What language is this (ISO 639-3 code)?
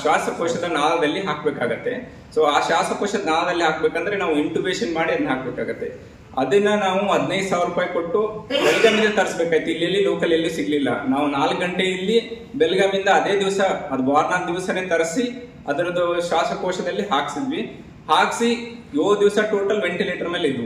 hin